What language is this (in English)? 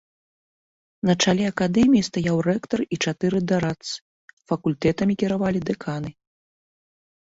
Belarusian